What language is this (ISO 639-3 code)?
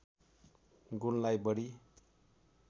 nep